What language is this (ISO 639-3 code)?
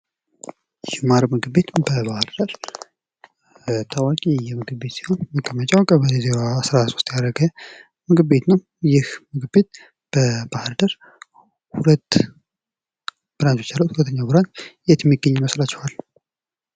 amh